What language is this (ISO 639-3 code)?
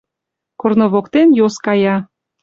chm